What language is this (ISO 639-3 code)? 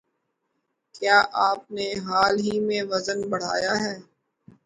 urd